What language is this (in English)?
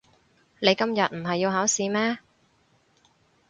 Cantonese